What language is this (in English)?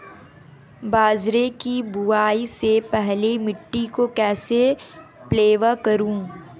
Hindi